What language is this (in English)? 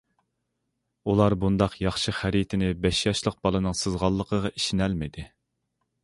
Uyghur